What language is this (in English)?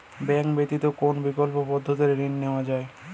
Bangla